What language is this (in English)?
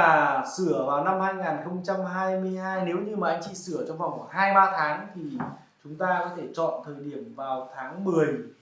Vietnamese